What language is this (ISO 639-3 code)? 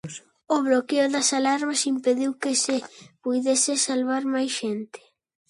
glg